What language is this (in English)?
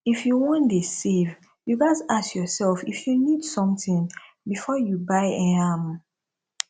Nigerian Pidgin